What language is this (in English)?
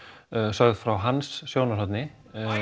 Icelandic